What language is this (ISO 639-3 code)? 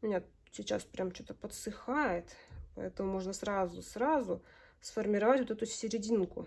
rus